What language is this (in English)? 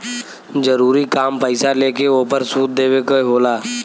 Bhojpuri